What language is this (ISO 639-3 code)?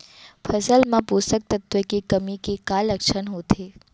hne